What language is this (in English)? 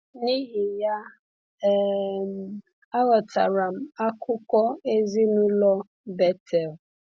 Igbo